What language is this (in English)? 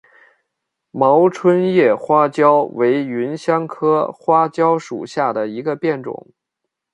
Chinese